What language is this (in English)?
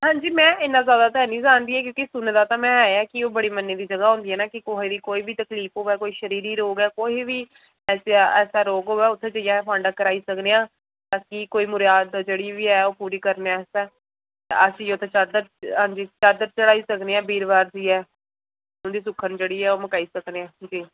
Dogri